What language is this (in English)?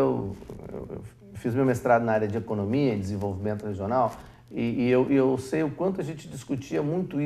Portuguese